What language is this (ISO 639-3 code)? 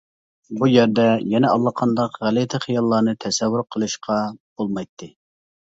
uig